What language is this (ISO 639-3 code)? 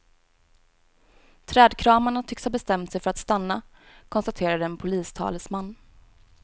swe